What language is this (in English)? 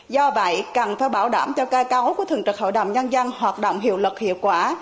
Vietnamese